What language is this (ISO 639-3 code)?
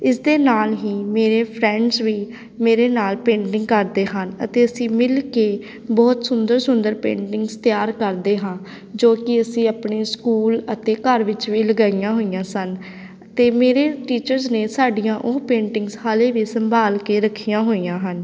pan